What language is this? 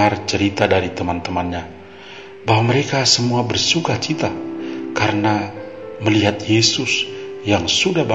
Indonesian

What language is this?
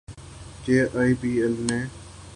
Urdu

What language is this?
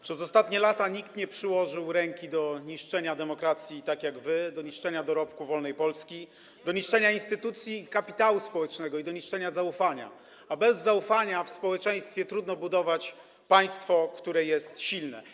Polish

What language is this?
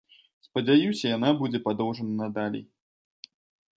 Belarusian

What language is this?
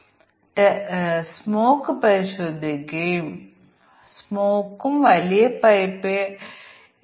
Malayalam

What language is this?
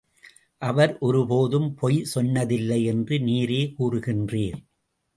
Tamil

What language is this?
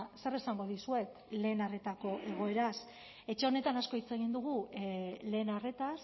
Basque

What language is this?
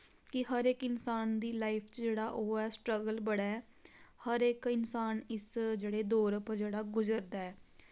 Dogri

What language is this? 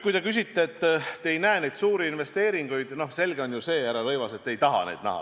Estonian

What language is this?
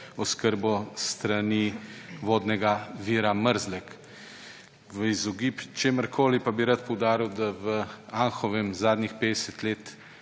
Slovenian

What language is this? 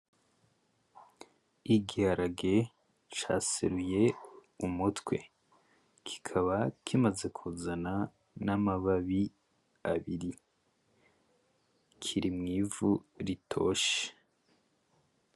Rundi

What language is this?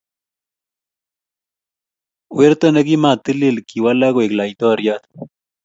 Kalenjin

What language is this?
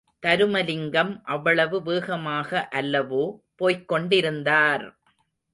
Tamil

